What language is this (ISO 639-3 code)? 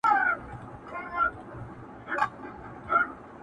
pus